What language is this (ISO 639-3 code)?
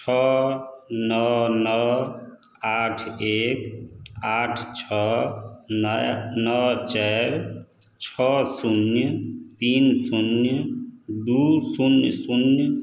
mai